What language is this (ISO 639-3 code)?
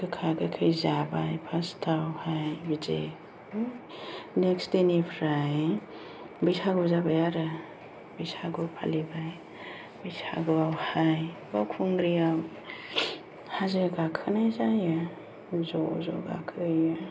brx